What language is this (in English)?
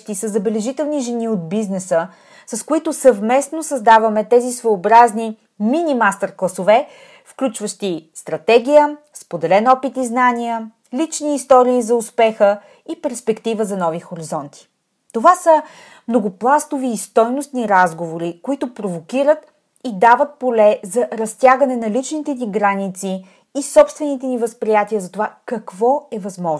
Bulgarian